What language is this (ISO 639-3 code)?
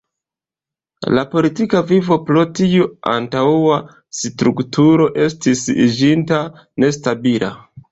epo